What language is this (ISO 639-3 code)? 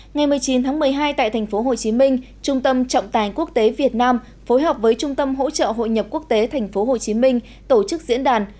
vie